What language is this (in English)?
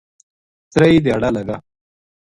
Gujari